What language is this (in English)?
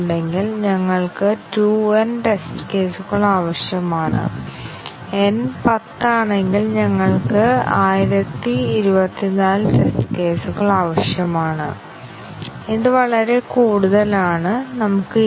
Malayalam